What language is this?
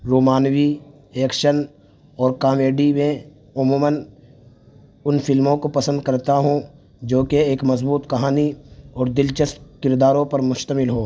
Urdu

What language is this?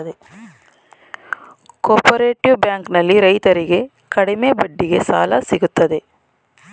Kannada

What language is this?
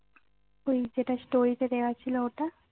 Bangla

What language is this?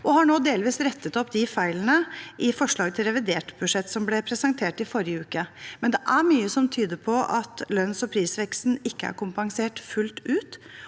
Norwegian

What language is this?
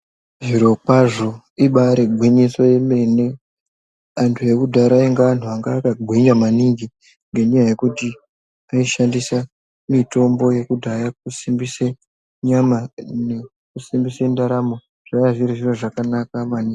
Ndau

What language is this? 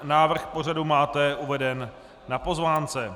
Czech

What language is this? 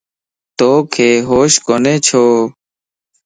Lasi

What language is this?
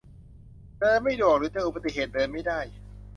Thai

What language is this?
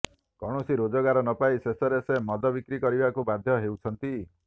Odia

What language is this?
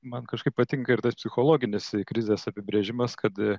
Lithuanian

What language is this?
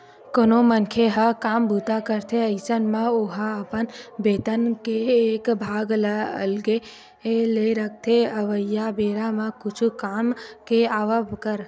Chhattisgarhi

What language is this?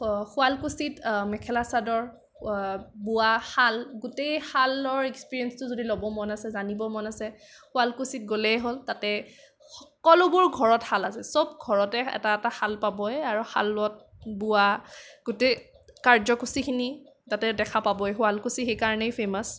Assamese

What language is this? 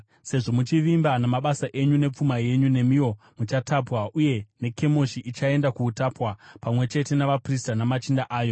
Shona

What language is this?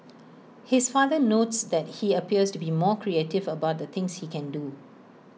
English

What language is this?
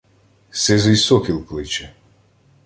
Ukrainian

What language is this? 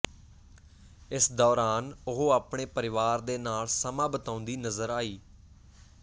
Punjabi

